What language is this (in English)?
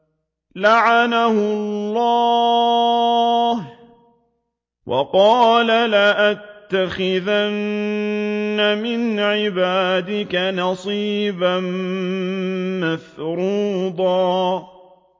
Arabic